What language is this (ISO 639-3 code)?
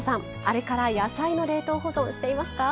jpn